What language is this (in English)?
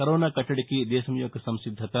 Telugu